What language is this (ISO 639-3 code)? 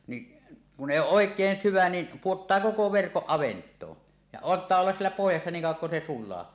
fin